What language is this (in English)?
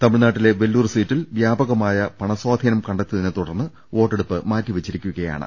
Malayalam